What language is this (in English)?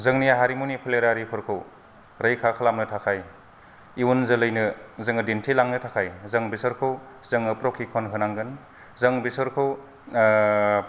Bodo